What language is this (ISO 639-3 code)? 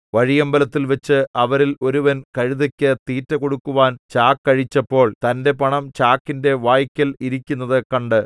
mal